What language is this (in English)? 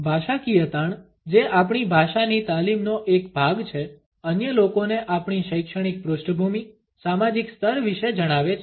Gujarati